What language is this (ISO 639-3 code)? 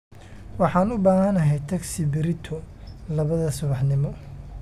som